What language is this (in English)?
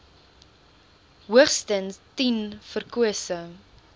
Afrikaans